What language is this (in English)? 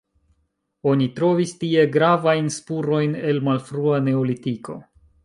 Esperanto